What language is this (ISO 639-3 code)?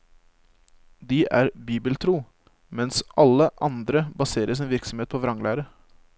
nor